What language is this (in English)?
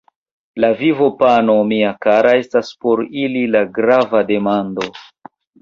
Esperanto